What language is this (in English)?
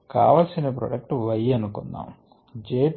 Telugu